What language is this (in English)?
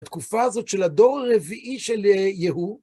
Hebrew